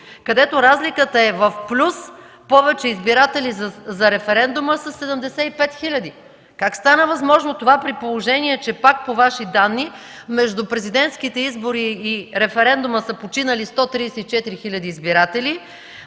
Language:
Bulgarian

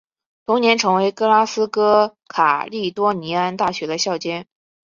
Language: Chinese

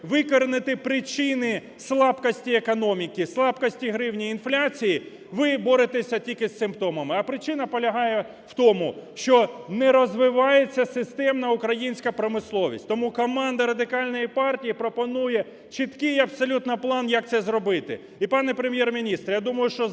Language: Ukrainian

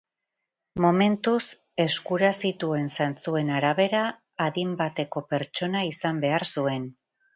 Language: Basque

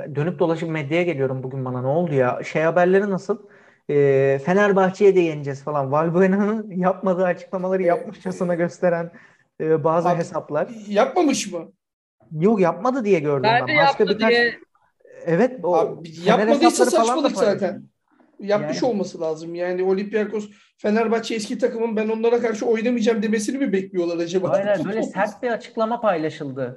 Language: Turkish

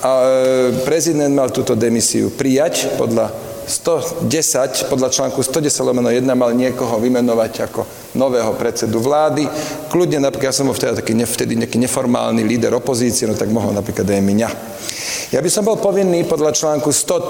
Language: Slovak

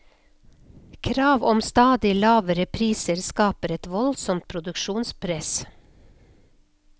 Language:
Norwegian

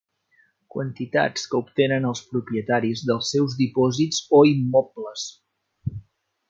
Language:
Catalan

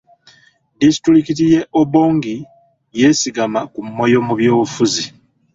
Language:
Ganda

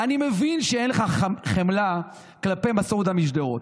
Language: Hebrew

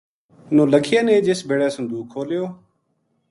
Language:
Gujari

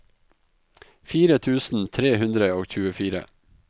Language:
Norwegian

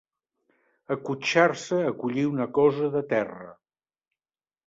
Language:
Catalan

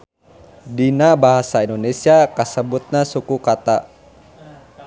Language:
Sundanese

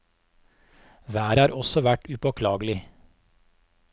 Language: Norwegian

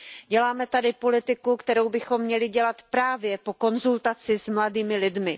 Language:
Czech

